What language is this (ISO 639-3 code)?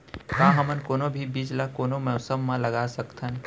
hne